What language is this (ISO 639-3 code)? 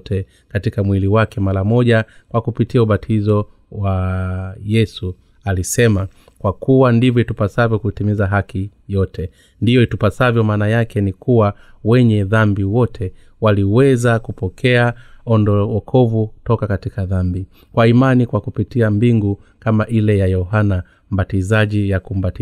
swa